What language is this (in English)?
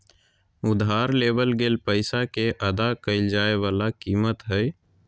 Magahi